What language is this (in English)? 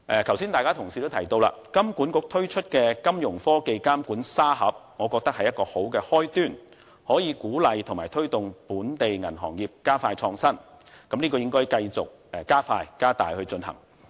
Cantonese